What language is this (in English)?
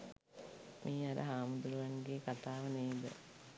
Sinhala